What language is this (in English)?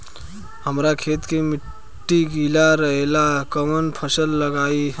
Bhojpuri